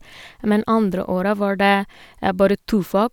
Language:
Norwegian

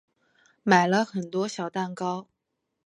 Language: Chinese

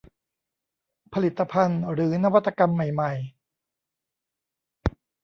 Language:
Thai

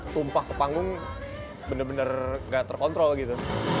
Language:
Indonesian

